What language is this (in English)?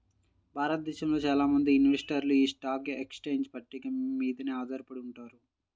Telugu